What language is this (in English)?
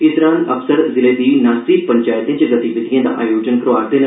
Dogri